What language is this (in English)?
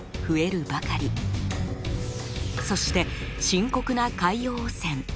Japanese